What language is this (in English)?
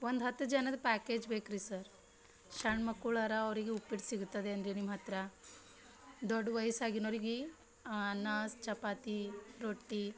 Kannada